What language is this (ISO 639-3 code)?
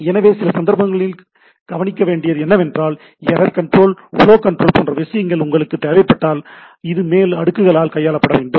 tam